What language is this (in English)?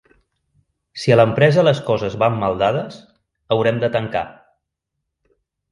Catalan